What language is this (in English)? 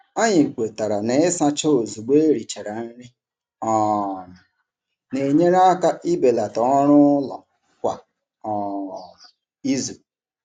Igbo